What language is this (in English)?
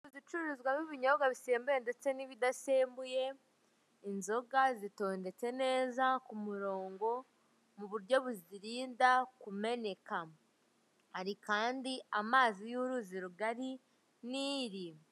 Kinyarwanda